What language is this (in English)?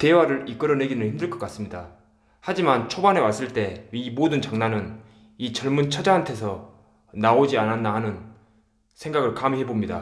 Korean